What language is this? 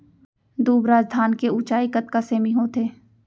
Chhattisgarhi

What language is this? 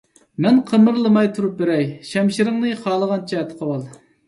Uyghur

